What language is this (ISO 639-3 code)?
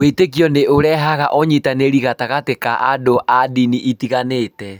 kik